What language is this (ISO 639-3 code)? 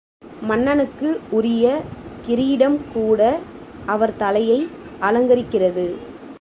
tam